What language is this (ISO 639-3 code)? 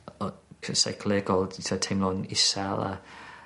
cym